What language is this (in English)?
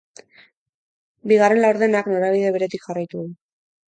Basque